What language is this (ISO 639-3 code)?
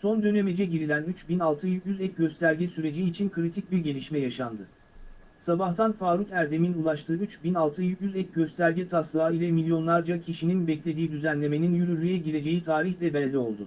tur